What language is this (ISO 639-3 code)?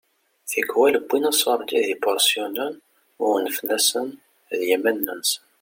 kab